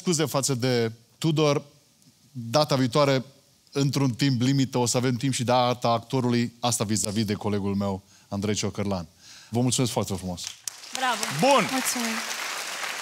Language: Romanian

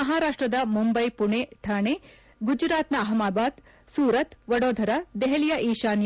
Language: Kannada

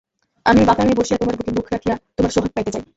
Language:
Bangla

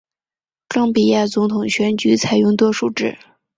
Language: Chinese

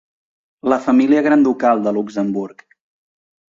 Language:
Catalan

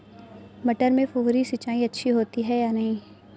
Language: Hindi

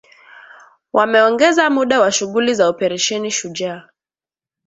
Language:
Swahili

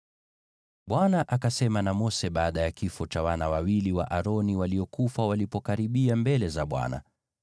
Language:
Swahili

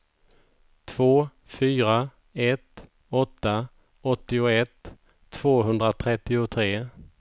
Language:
Swedish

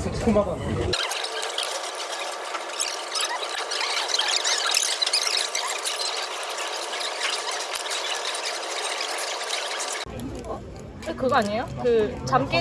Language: Korean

